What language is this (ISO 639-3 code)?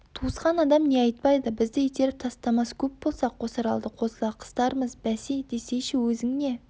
kaz